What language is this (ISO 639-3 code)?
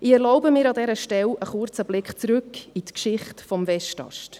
gsw